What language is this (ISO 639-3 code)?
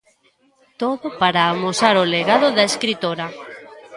glg